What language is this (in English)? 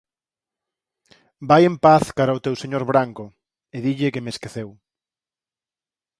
Galician